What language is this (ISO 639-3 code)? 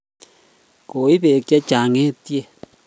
kln